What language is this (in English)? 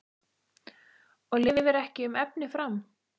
Icelandic